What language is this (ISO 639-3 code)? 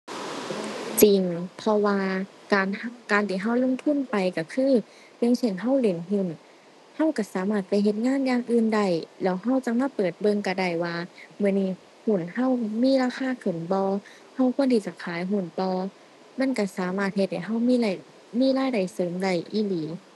tha